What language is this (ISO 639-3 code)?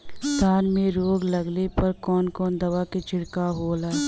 bho